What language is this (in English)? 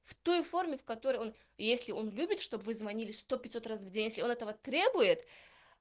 Russian